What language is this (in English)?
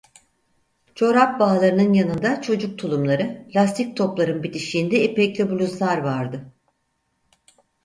Turkish